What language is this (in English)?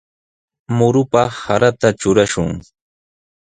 Sihuas Ancash Quechua